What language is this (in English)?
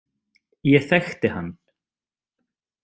Icelandic